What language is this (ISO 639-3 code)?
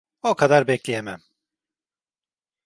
tur